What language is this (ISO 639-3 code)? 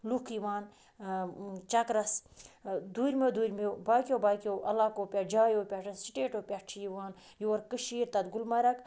kas